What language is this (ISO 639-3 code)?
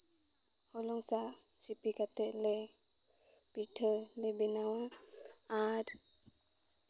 sat